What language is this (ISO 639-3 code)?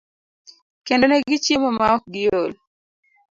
luo